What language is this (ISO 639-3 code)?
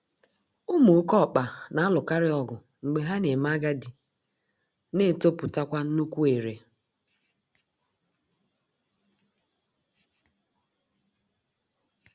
ibo